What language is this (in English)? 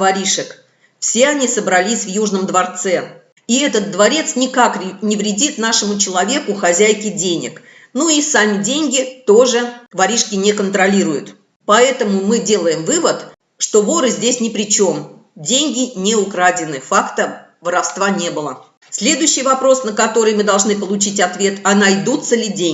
Russian